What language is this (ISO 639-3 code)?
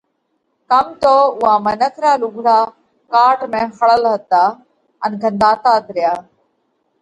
kvx